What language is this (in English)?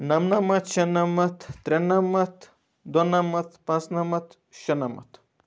Kashmiri